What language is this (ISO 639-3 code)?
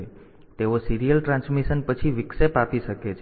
guj